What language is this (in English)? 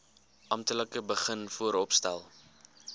Afrikaans